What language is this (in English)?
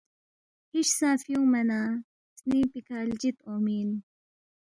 Balti